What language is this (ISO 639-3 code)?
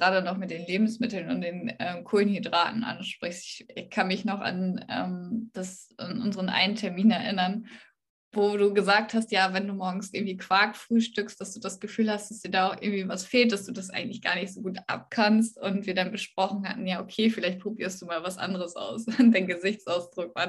deu